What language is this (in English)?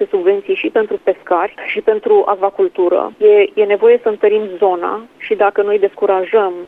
Romanian